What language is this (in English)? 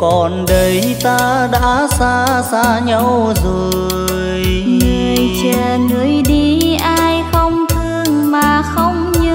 Vietnamese